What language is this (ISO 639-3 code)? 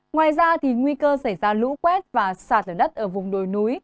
vie